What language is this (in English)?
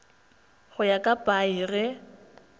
Northern Sotho